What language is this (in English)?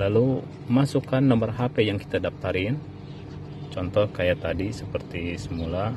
Indonesian